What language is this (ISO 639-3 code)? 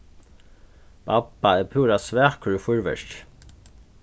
fao